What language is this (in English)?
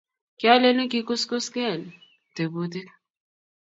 Kalenjin